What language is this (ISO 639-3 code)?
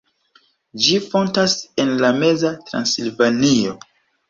epo